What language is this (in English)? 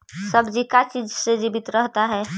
Magahi